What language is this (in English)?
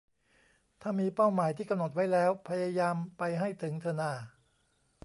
Thai